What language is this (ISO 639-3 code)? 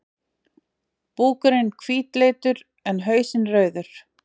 isl